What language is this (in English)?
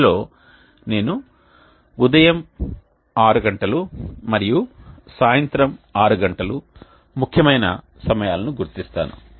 Telugu